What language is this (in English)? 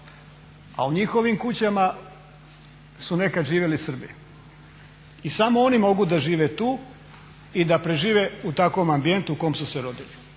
Croatian